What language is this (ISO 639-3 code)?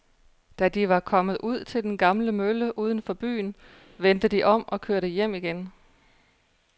dan